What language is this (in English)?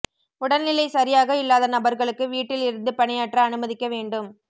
Tamil